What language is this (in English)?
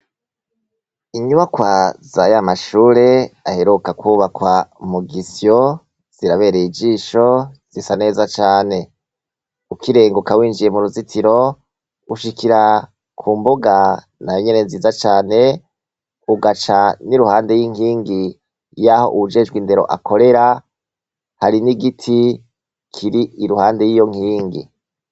Rundi